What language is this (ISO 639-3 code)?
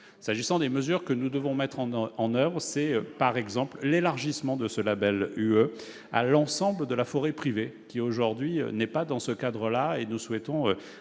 fra